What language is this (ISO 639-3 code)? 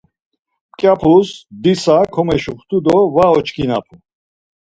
lzz